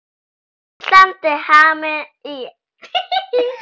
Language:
Icelandic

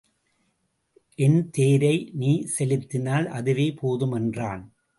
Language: Tamil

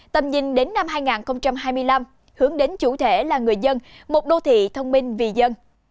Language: Vietnamese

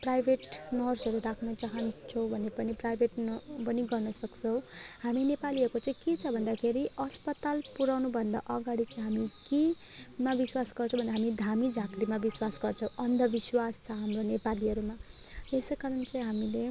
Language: Nepali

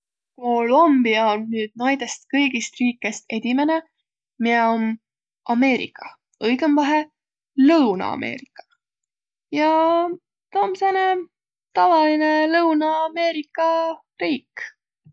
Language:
Võro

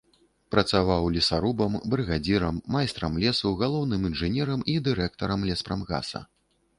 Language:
Belarusian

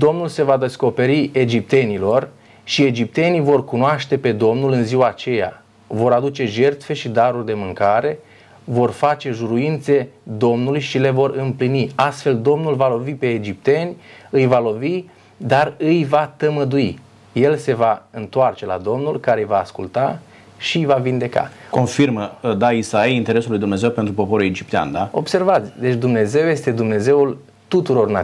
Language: Romanian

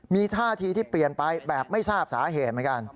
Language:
Thai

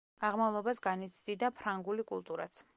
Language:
Georgian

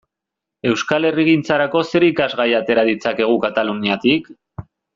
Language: Basque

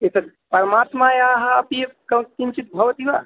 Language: Sanskrit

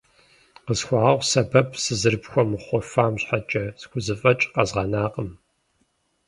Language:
Kabardian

